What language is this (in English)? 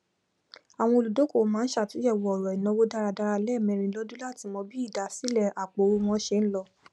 Yoruba